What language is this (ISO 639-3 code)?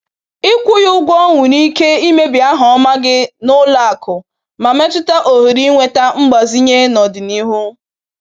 ibo